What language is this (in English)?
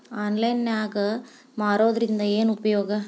Kannada